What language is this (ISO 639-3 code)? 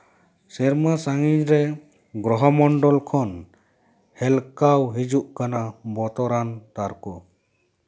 sat